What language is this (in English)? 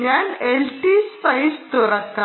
Malayalam